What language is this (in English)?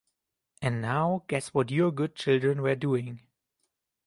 English